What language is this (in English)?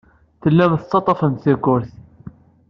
Kabyle